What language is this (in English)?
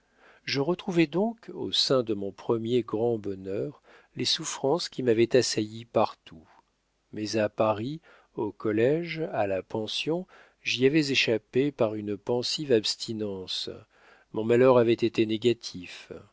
French